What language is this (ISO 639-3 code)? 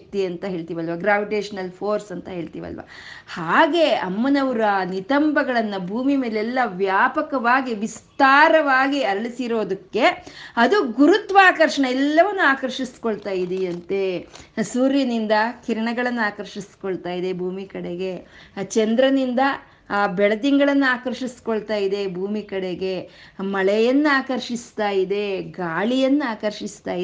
kan